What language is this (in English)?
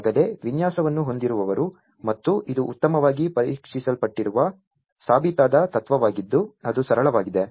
Kannada